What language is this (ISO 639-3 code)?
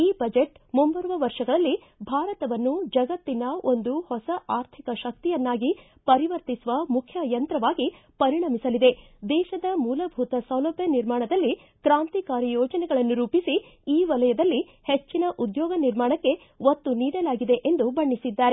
kan